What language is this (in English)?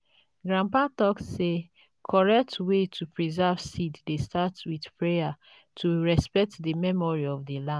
Nigerian Pidgin